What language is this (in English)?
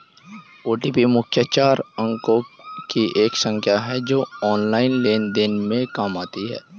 Hindi